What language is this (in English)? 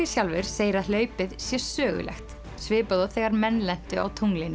Icelandic